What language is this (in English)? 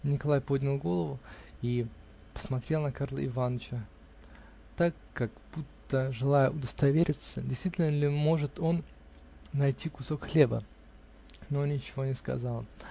Russian